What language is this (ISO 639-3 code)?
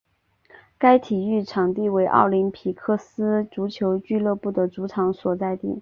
zho